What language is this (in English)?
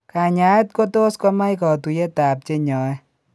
Kalenjin